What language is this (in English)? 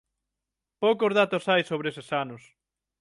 Galician